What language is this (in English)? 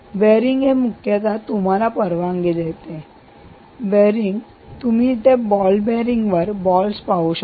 Marathi